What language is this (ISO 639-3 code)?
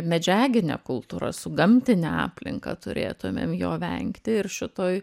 lit